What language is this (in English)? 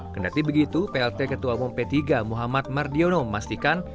Indonesian